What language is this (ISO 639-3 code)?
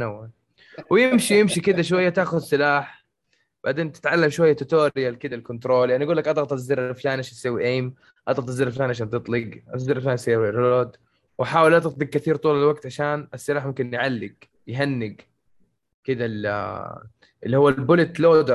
ara